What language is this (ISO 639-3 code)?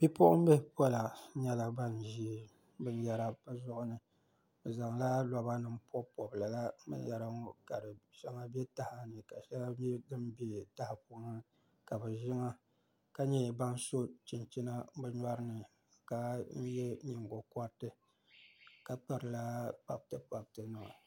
dag